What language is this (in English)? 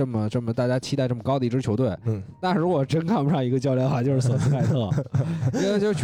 Chinese